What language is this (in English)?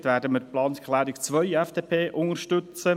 Swiss German